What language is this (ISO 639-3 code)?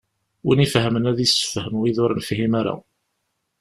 kab